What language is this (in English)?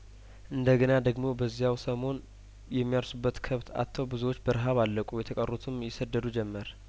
Amharic